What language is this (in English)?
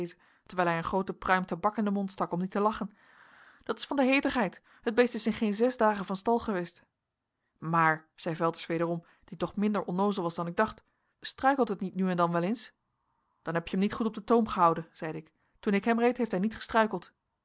Dutch